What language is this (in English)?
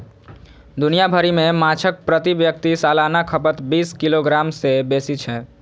Maithili